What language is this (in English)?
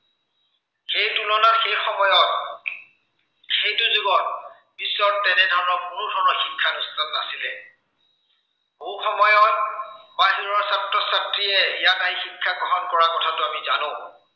Assamese